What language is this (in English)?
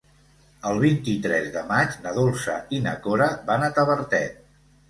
Catalan